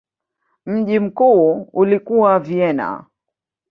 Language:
Swahili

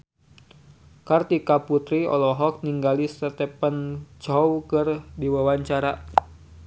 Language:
Sundanese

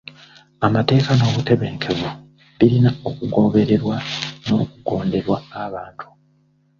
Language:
Ganda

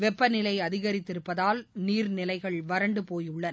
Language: Tamil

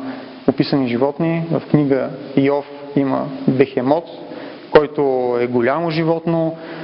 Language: Bulgarian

